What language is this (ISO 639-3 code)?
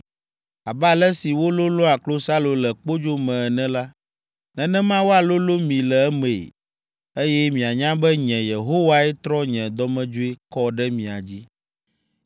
ewe